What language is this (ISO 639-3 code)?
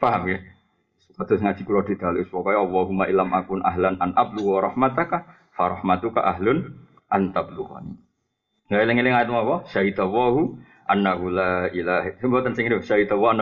msa